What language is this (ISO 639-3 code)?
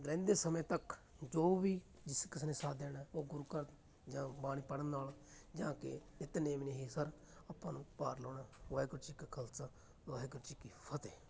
pan